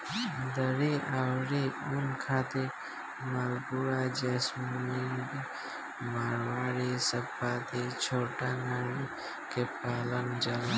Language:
Bhojpuri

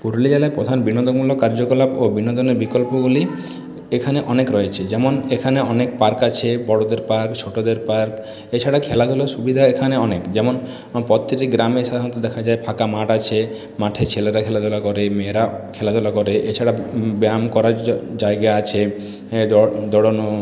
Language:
Bangla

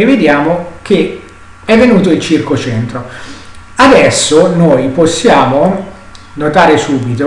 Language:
Italian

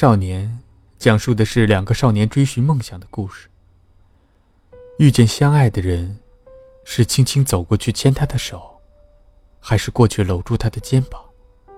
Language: Chinese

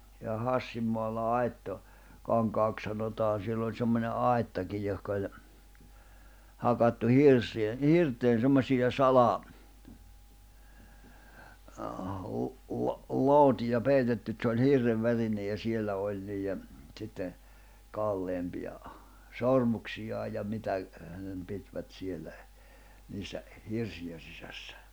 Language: Finnish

